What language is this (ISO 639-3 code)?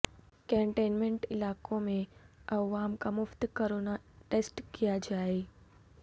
urd